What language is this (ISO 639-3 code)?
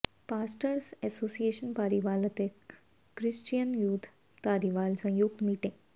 pan